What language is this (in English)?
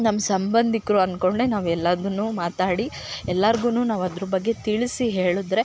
Kannada